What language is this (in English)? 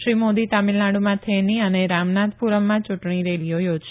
Gujarati